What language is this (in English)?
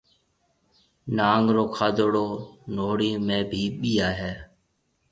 Marwari (Pakistan)